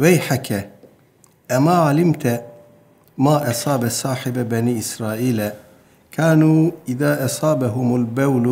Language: Turkish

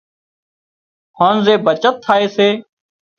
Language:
Wadiyara Koli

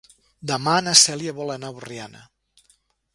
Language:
Catalan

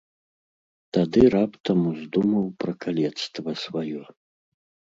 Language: Belarusian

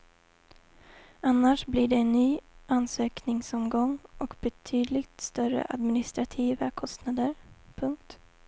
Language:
Swedish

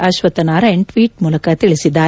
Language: Kannada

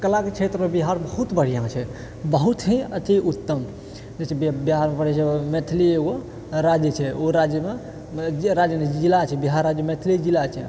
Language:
Maithili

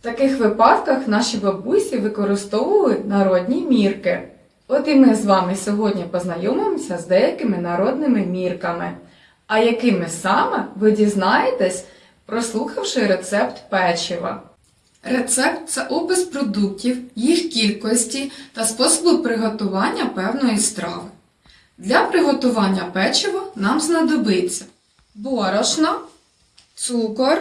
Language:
Ukrainian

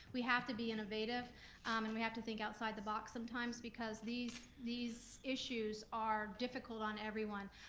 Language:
English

